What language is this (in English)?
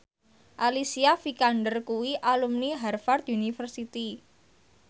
Javanese